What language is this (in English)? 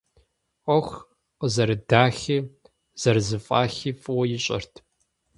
Kabardian